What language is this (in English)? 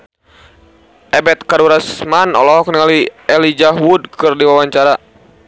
Sundanese